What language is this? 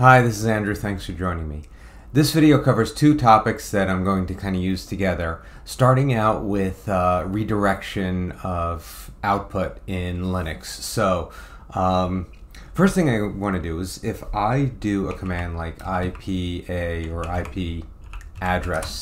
English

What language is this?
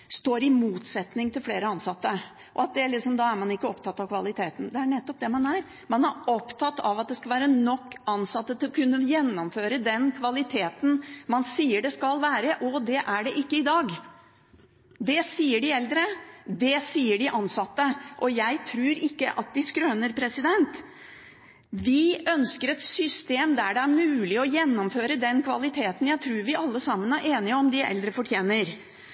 Norwegian Bokmål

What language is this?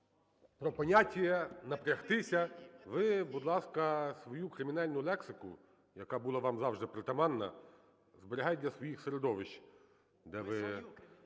Ukrainian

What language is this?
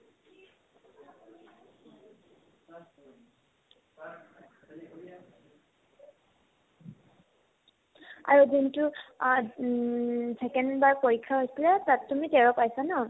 Assamese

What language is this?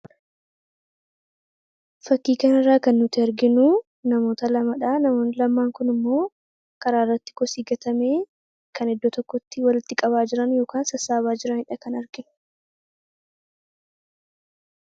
Oromo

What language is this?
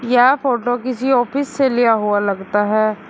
Hindi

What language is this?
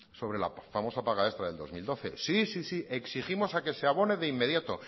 Spanish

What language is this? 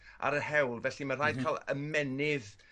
Welsh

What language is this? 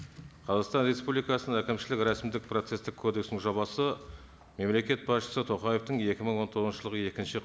Kazakh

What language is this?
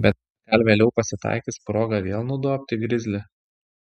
Lithuanian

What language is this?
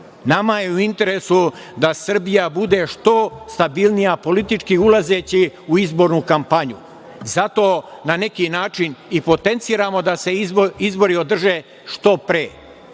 Serbian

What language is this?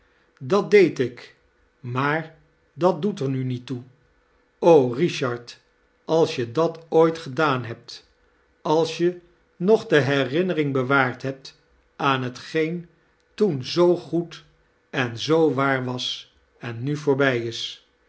Dutch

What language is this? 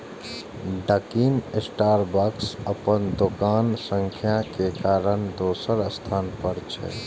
Maithili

